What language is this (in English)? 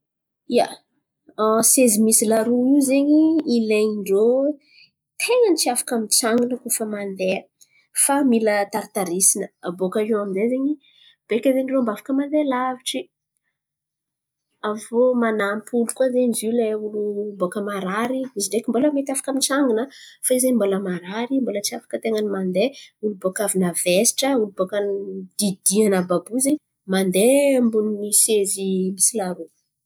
Antankarana Malagasy